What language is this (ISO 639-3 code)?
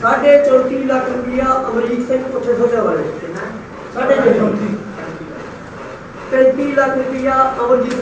pan